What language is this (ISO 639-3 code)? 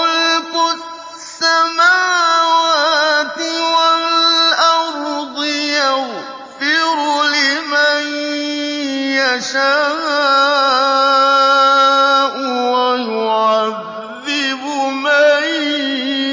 ara